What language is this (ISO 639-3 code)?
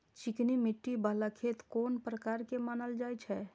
mai